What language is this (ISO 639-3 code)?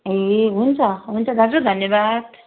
nep